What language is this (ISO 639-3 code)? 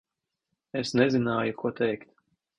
lav